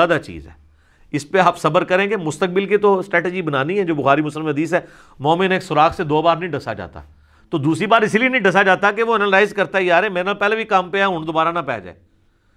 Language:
Urdu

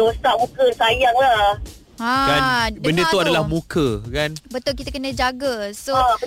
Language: Malay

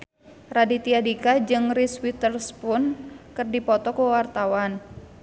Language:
Sundanese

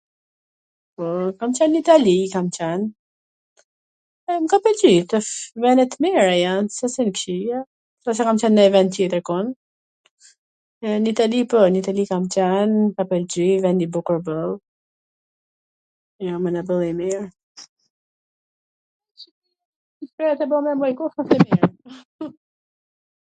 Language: Gheg Albanian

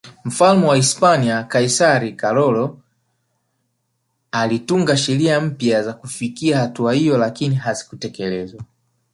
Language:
Swahili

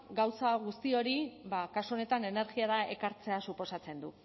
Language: Basque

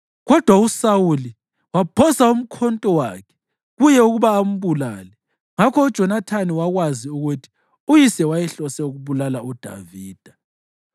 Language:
North Ndebele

